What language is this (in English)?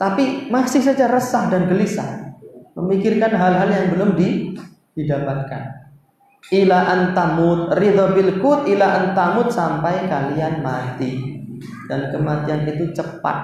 Indonesian